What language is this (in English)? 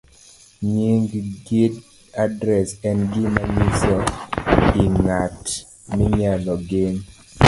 Luo (Kenya and Tanzania)